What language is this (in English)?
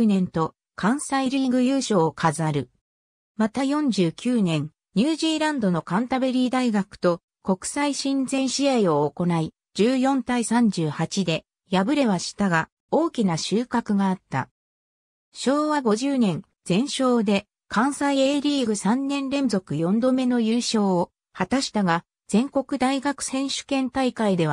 Japanese